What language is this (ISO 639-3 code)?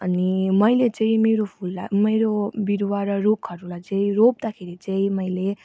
nep